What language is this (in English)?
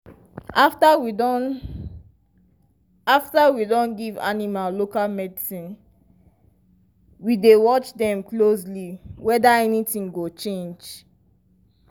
Nigerian Pidgin